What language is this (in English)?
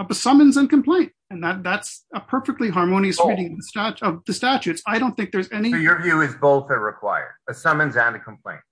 English